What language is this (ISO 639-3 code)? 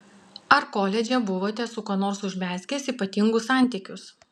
lit